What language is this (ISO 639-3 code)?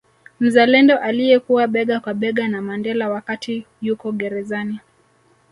swa